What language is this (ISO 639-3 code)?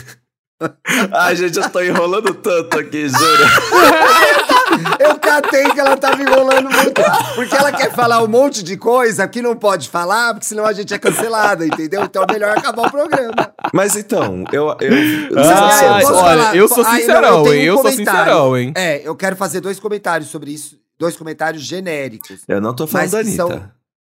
por